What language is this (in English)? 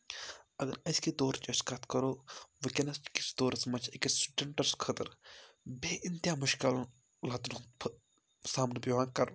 Kashmiri